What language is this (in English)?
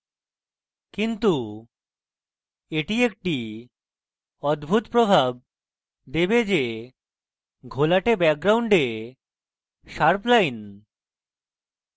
Bangla